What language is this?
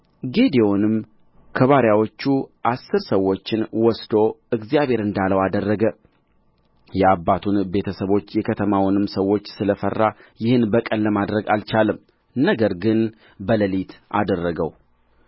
Amharic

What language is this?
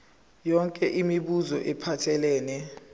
Zulu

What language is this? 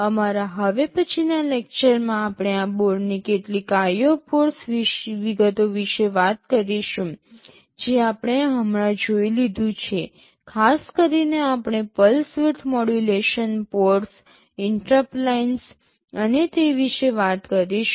Gujarati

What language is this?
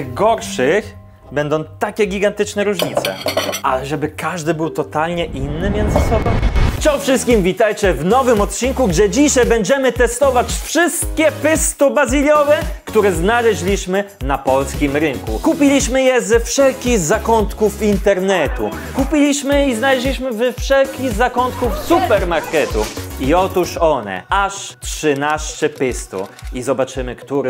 Polish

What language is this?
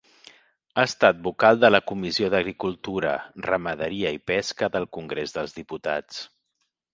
Catalan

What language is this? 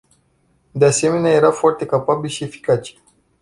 Romanian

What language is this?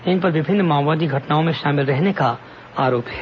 Hindi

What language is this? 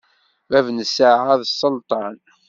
Kabyle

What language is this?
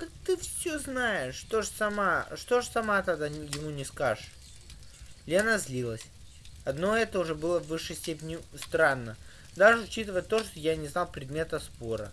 Russian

